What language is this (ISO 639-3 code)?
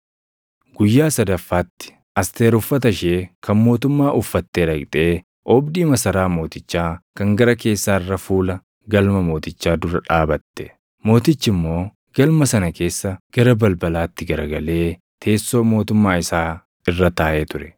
orm